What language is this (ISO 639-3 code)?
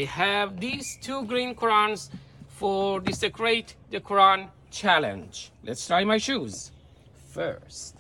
fas